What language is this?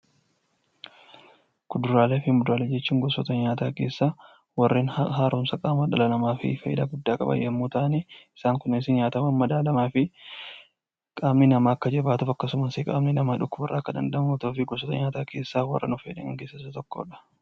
Oromo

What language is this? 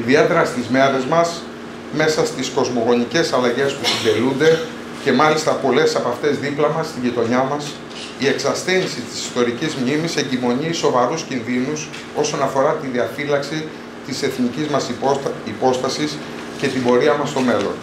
Greek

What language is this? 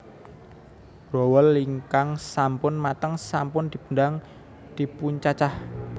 Javanese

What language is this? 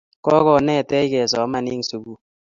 Kalenjin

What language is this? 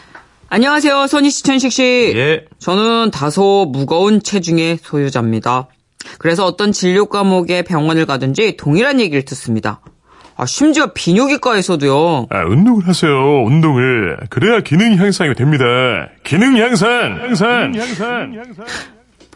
Korean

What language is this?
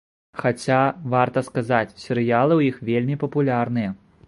Belarusian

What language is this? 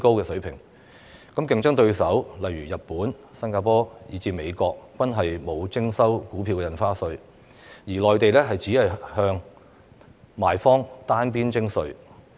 Cantonese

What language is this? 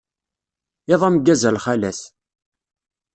Kabyle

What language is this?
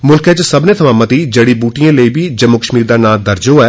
Dogri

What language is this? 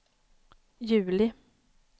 Swedish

